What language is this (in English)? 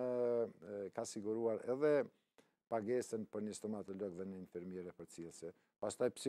Romanian